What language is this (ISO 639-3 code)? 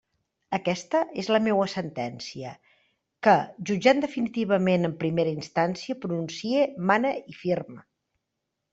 cat